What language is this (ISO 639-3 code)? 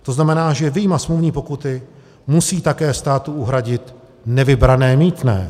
ces